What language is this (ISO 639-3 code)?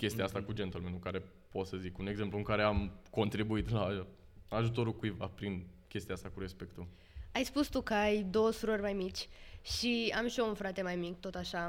ron